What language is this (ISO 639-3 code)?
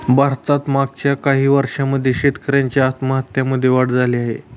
mar